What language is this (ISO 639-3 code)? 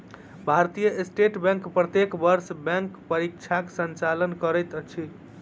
mai